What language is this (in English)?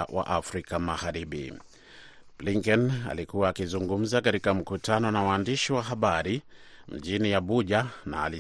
Swahili